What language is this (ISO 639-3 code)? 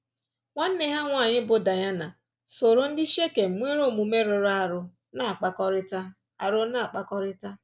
ibo